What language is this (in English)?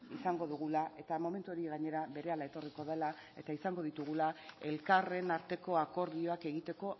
Basque